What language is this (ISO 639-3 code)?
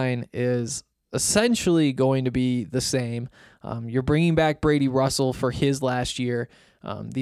eng